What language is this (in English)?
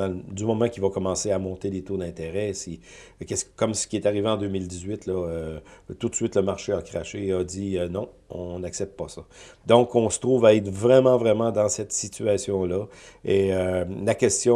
French